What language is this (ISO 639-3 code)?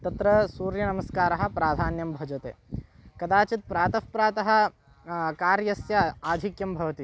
san